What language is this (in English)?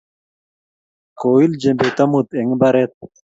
Kalenjin